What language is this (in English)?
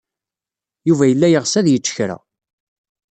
Kabyle